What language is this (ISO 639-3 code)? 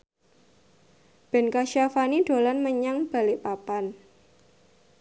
jav